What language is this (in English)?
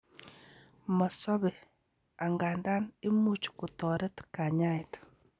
Kalenjin